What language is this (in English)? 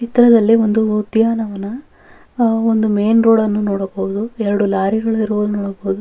Kannada